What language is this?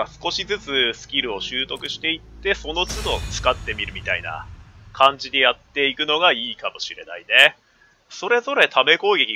Japanese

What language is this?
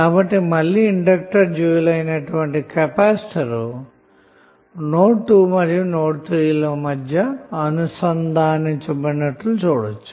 Telugu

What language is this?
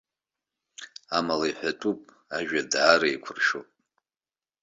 Abkhazian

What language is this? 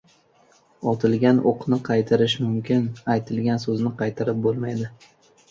Uzbek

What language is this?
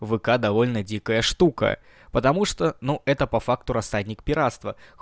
Russian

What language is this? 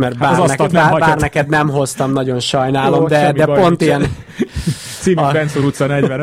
Hungarian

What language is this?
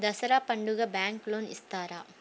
Telugu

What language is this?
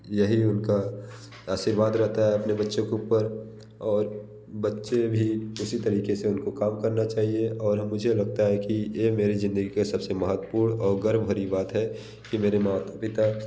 Hindi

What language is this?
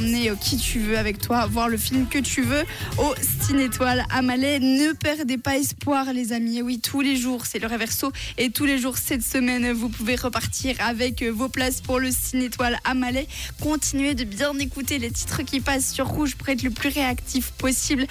French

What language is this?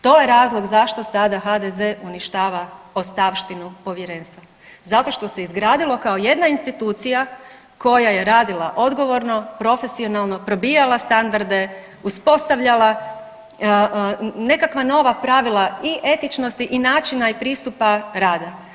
Croatian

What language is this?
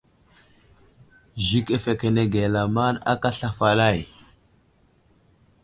Wuzlam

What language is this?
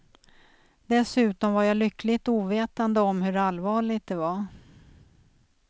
Swedish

